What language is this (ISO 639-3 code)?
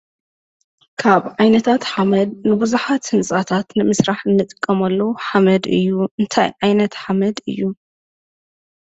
tir